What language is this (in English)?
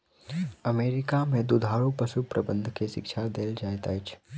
Maithili